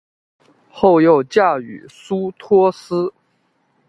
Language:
Chinese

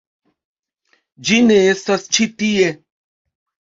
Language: Esperanto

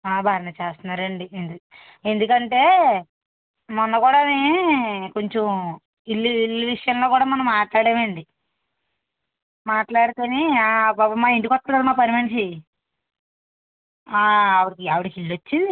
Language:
Telugu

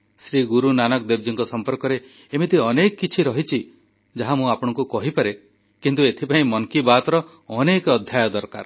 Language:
Odia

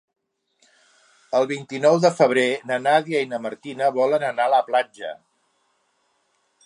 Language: Catalan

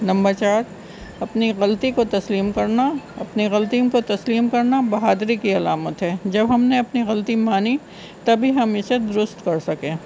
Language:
Urdu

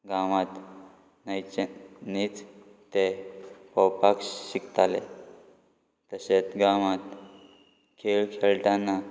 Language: Konkani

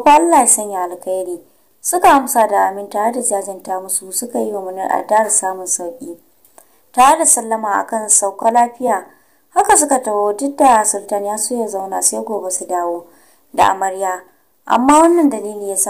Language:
Romanian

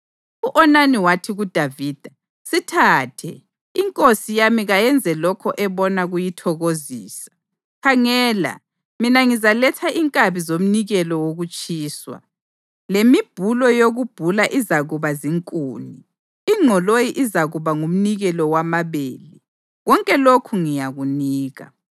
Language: North Ndebele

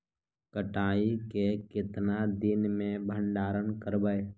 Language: Magahi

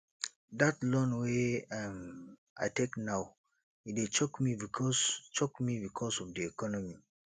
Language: Nigerian Pidgin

